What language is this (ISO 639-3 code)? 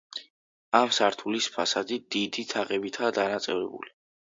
kat